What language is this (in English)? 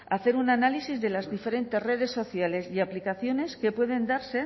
Spanish